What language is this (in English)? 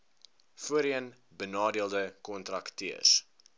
Afrikaans